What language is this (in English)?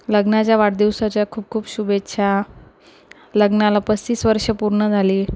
Marathi